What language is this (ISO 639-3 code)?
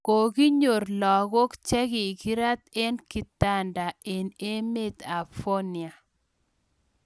kln